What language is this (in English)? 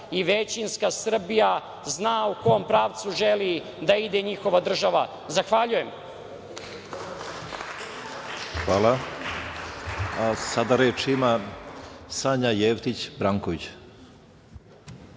Serbian